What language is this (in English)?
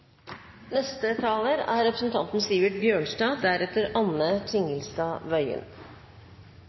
Norwegian Nynorsk